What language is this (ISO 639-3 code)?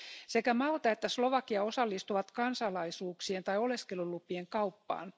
fin